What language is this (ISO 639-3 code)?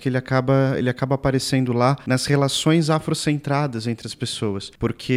por